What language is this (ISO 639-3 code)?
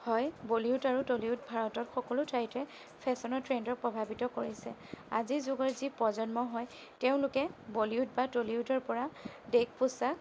asm